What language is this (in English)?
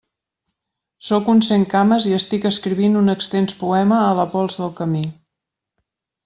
Catalan